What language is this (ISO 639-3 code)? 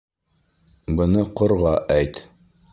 bak